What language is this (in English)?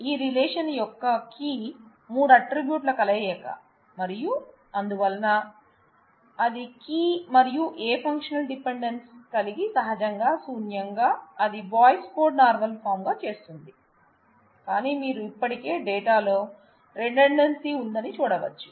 Telugu